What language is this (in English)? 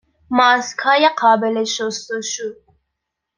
Persian